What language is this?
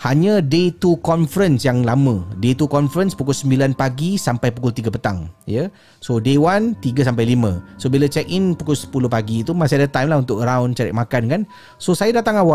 Malay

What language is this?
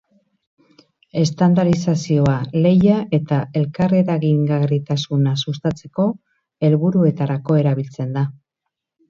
Basque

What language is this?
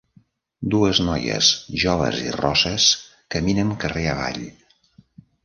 Catalan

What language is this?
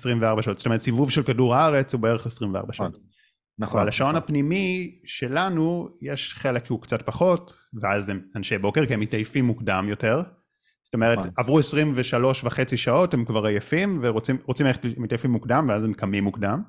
Hebrew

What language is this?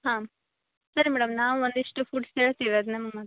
Kannada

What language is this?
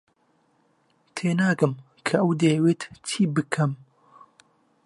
Central Kurdish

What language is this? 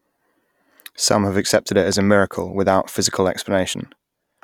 English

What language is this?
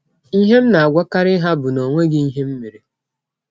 Igbo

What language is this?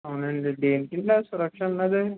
Telugu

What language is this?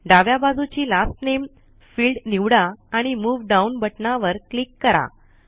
Marathi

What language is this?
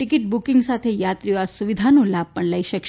Gujarati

